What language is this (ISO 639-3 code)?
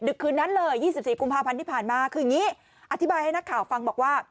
tha